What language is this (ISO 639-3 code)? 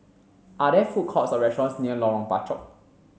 eng